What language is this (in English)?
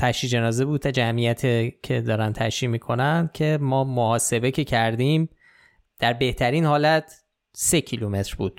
Persian